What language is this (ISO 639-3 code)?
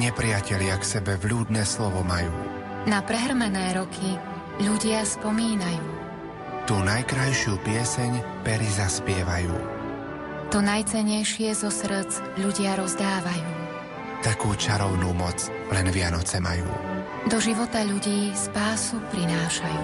slk